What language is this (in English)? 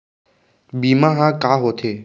Chhattisgarhi